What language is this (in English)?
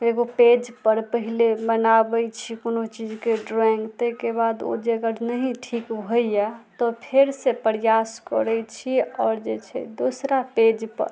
Maithili